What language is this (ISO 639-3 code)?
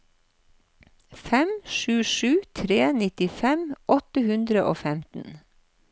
nor